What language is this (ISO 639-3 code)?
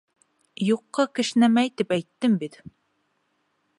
bak